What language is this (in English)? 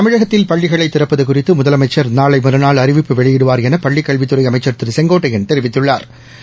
Tamil